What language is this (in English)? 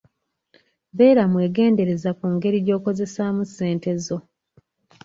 Ganda